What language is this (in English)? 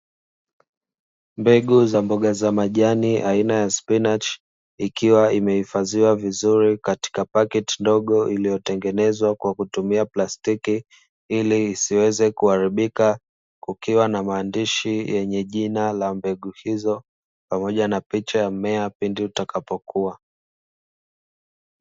Swahili